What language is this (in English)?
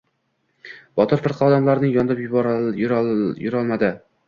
Uzbek